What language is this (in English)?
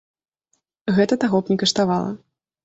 Belarusian